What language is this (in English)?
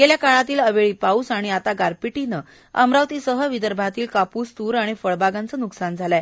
Marathi